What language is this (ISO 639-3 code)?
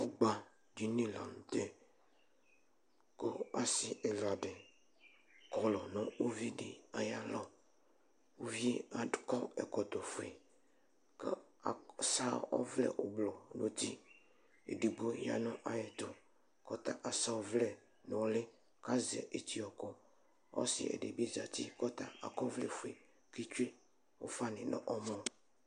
kpo